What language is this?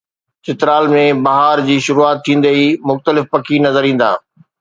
Sindhi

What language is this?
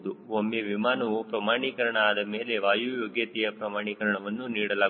Kannada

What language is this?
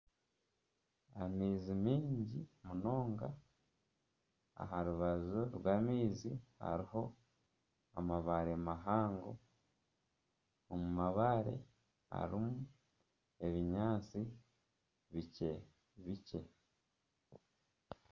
Nyankole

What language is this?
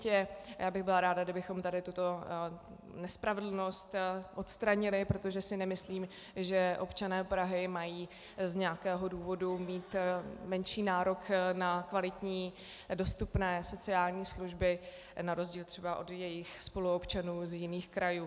Czech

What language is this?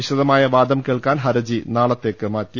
Malayalam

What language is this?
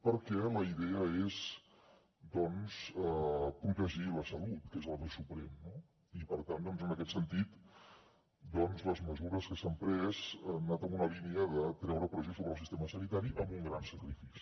Catalan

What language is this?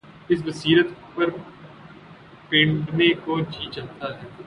Urdu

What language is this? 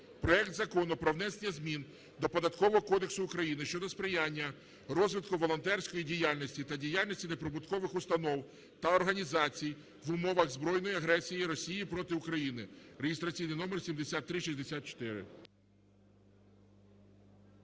Ukrainian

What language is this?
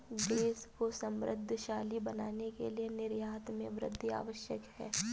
Hindi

